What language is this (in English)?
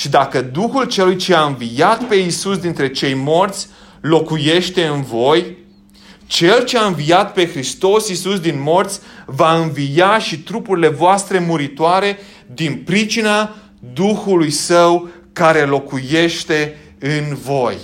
Romanian